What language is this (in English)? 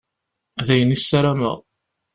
Kabyle